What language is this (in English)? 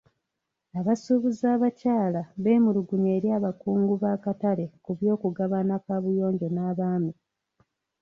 Ganda